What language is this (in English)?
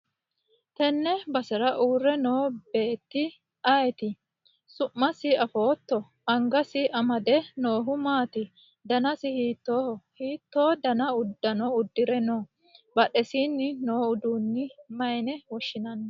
Sidamo